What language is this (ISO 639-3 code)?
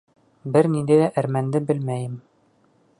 bak